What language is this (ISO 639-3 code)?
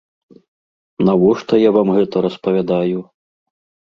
bel